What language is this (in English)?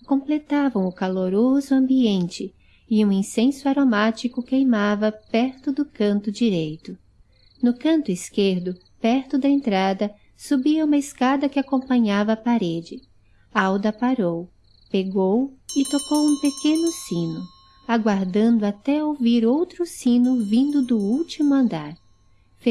Portuguese